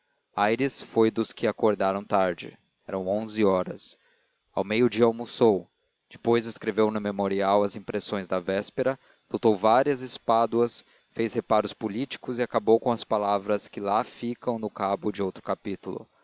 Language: Portuguese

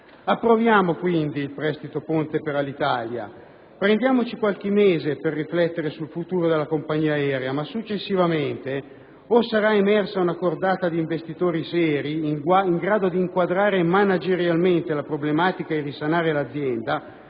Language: Italian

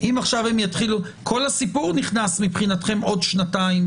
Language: Hebrew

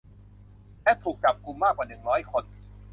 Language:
Thai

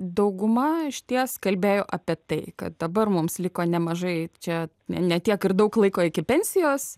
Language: Lithuanian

